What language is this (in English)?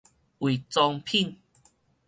Min Nan Chinese